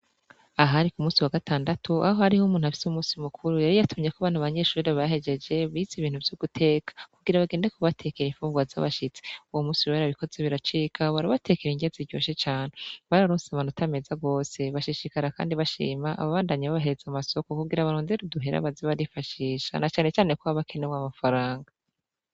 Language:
Rundi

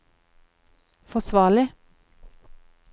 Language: Norwegian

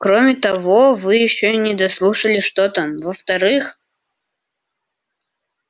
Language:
Russian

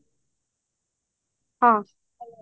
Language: Odia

